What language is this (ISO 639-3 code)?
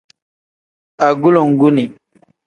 kdh